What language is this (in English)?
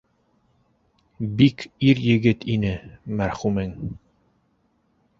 Bashkir